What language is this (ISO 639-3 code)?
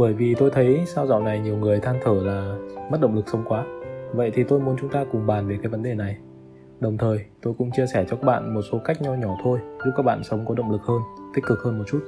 vie